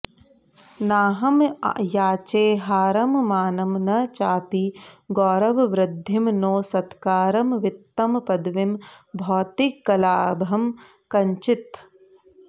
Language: Sanskrit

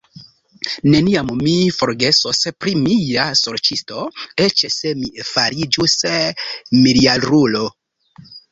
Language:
Esperanto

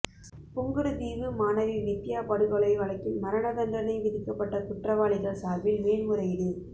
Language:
Tamil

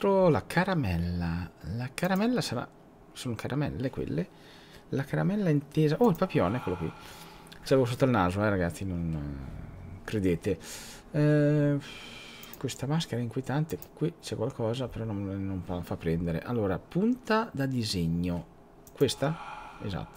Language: Italian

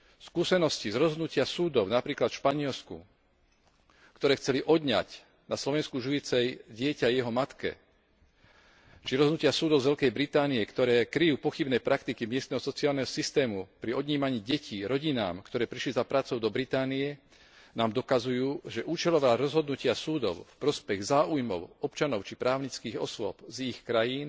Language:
Slovak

